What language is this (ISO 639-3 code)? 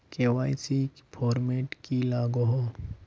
mag